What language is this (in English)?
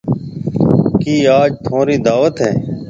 Marwari (Pakistan)